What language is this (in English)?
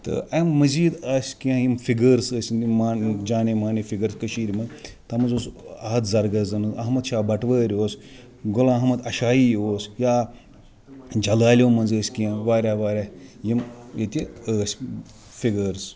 Kashmiri